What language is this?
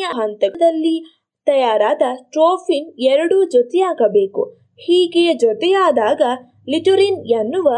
Kannada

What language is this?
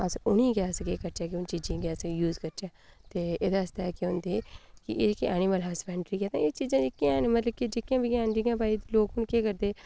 Dogri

